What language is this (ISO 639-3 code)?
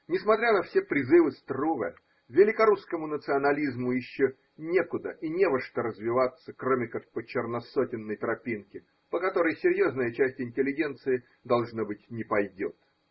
rus